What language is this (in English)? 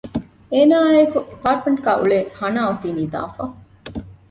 Divehi